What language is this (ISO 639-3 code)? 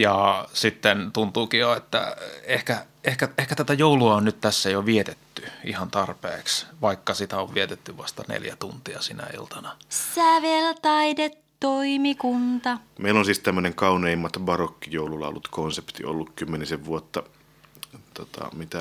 fin